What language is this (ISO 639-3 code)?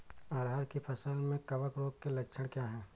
hin